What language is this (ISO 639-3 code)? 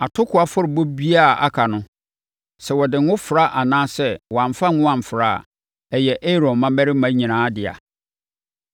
aka